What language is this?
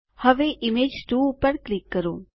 Gujarati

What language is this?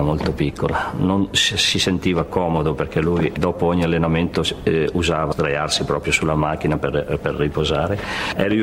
Italian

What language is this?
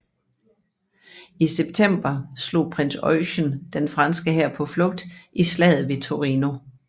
Danish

